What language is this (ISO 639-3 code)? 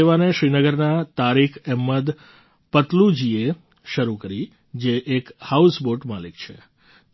guj